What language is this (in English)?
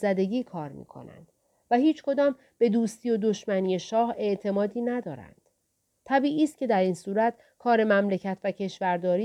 Persian